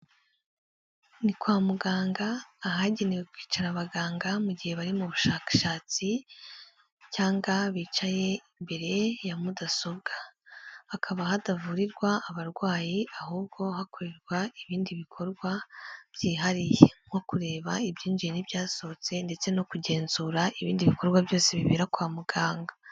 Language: Kinyarwanda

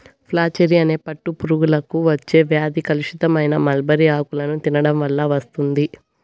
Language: Telugu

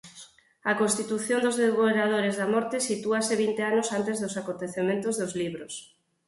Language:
Galician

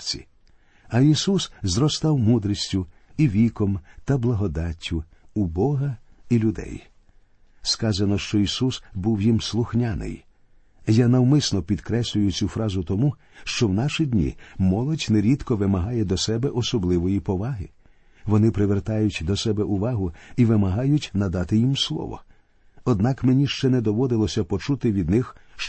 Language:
Ukrainian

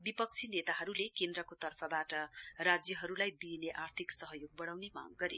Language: Nepali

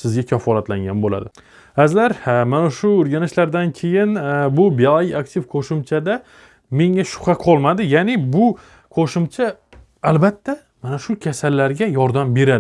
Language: Turkish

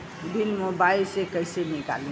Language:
Bhojpuri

